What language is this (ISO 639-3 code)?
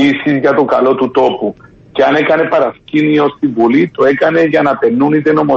ell